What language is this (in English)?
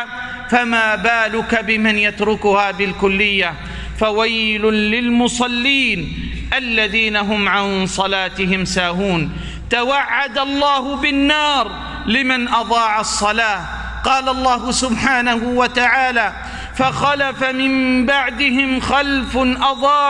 Arabic